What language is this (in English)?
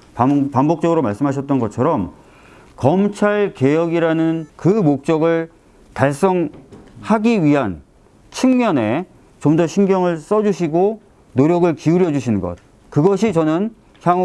Korean